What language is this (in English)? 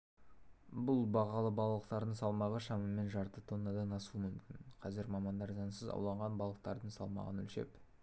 Kazakh